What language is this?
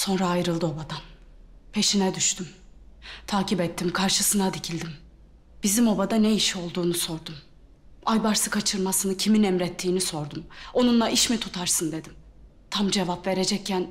Turkish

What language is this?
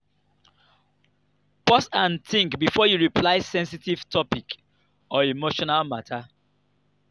Nigerian Pidgin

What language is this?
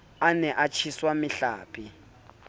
Southern Sotho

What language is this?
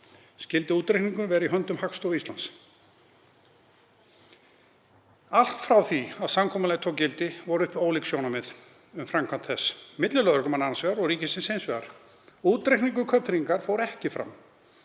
Icelandic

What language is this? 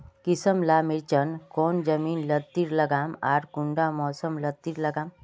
Magahi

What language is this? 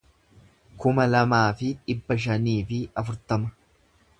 Oromo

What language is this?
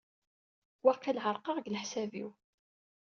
Kabyle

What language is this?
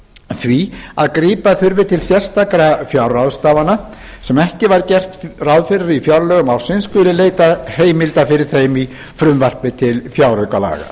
Icelandic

